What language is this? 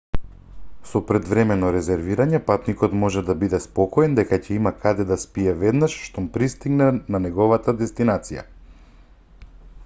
Macedonian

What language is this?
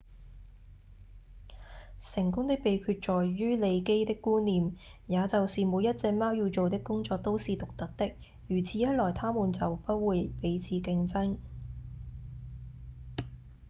Cantonese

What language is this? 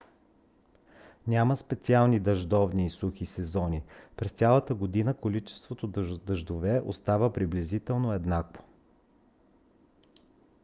Bulgarian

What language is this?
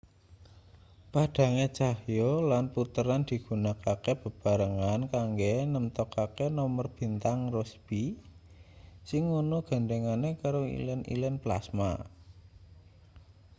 Javanese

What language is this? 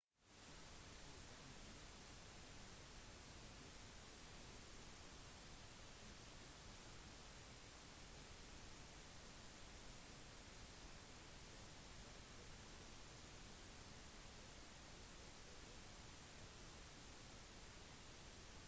Norwegian Bokmål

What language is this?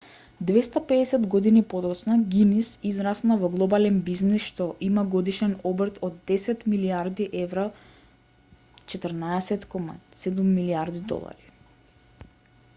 Macedonian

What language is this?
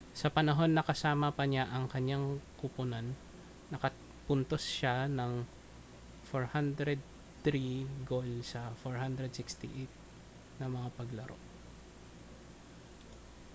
Filipino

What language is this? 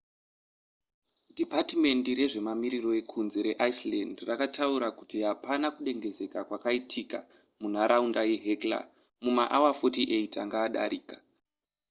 Shona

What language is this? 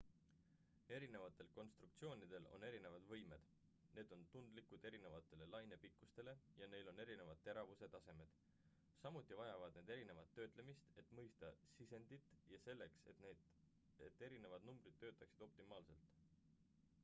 Estonian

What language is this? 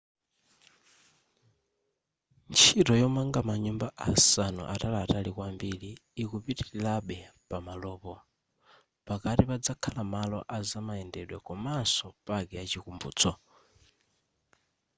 Nyanja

